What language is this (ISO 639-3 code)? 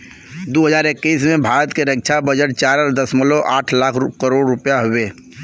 bho